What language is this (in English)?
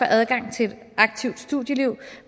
Danish